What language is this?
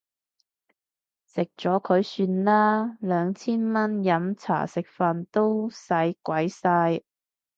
Cantonese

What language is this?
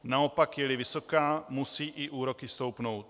Czech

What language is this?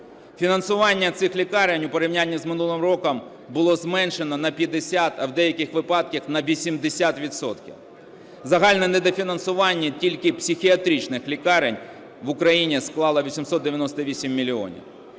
Ukrainian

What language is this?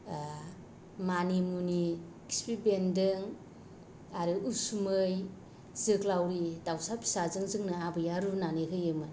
Bodo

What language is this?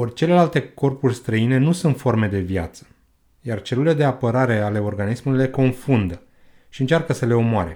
Romanian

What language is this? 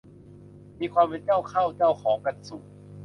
Thai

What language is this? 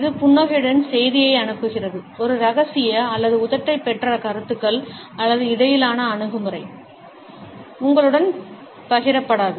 Tamil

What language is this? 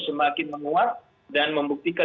Indonesian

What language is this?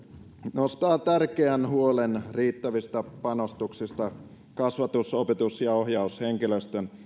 Finnish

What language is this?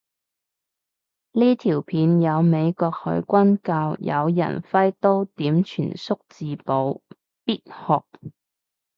Cantonese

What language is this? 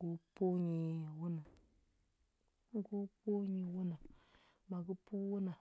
Huba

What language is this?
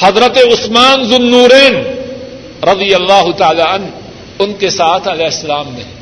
Urdu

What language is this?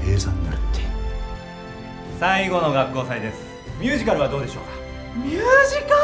Japanese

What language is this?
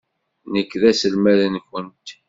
Kabyle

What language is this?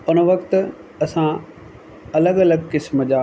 Sindhi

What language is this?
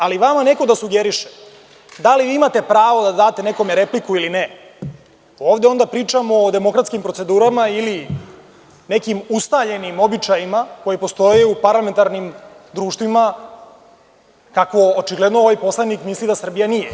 Serbian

